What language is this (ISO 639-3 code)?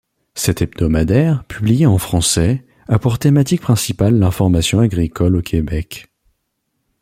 fra